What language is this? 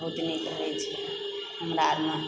Maithili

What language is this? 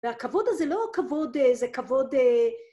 Hebrew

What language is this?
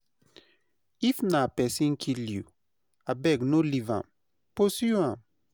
Nigerian Pidgin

